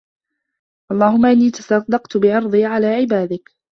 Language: Arabic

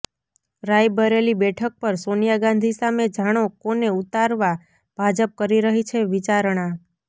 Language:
Gujarati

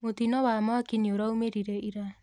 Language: Kikuyu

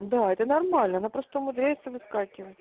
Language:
Russian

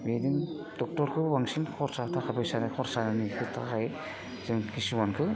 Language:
Bodo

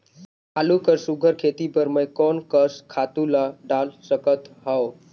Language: Chhattisgarhi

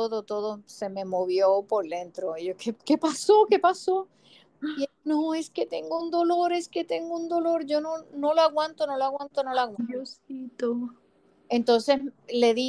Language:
Spanish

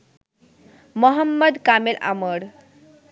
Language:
Bangla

